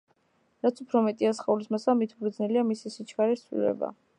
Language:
Georgian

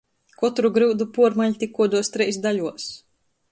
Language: Latgalian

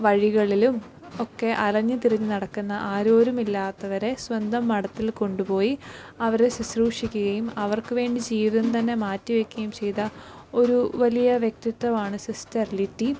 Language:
Malayalam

